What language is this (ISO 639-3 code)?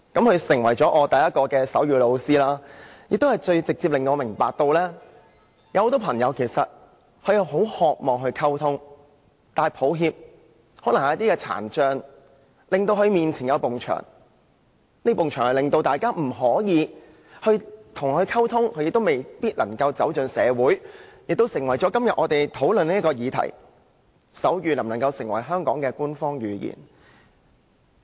yue